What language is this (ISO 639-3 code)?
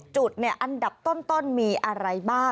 tha